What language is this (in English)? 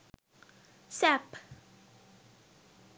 Sinhala